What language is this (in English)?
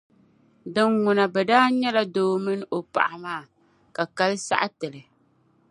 Dagbani